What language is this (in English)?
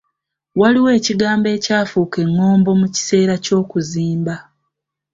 Ganda